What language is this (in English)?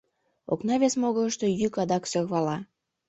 Mari